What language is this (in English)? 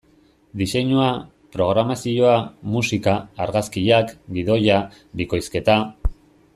Basque